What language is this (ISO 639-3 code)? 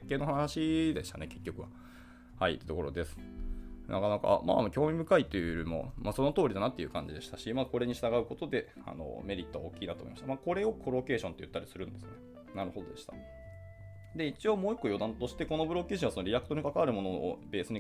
jpn